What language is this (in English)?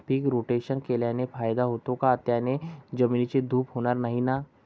Marathi